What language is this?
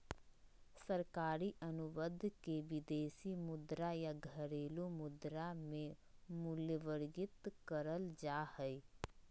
Magahi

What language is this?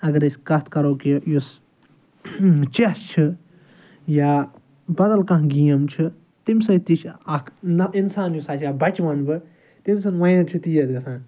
Kashmiri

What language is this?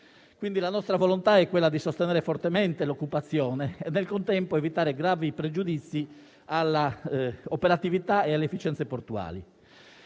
Italian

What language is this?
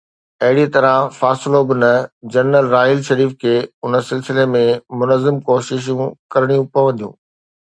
Sindhi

